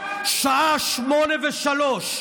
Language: Hebrew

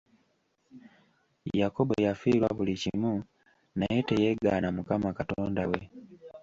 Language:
Ganda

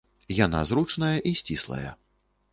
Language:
Belarusian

